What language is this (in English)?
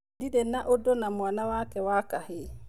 Kikuyu